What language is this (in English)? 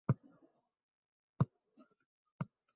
Uzbek